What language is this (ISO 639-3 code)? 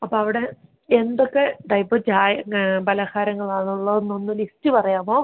mal